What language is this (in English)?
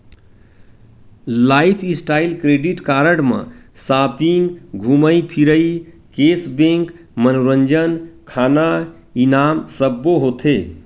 Chhattisgarhi